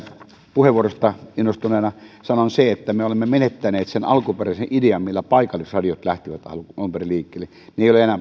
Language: Finnish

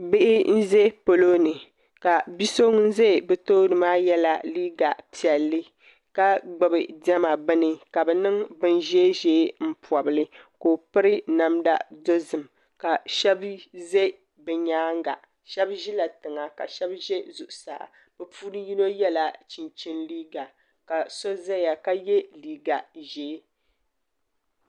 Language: Dagbani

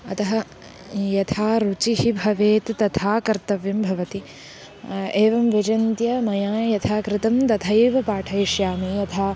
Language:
Sanskrit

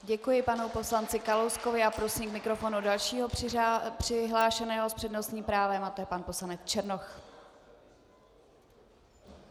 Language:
Czech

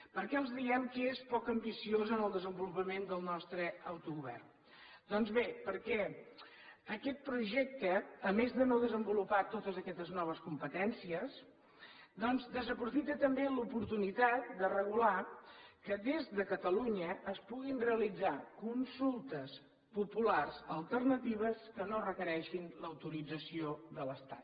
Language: Catalan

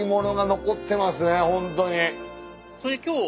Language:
Japanese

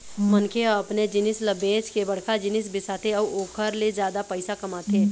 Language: Chhattisgarhi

